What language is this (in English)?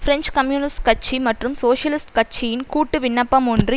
Tamil